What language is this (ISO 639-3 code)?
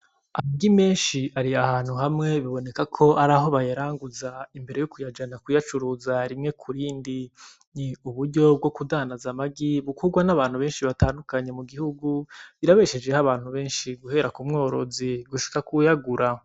run